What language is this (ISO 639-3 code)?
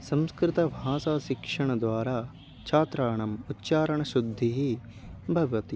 san